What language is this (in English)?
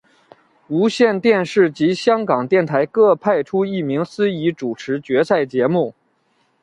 Chinese